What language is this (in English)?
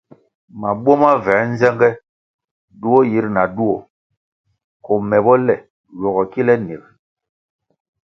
Kwasio